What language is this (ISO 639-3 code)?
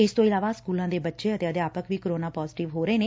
pan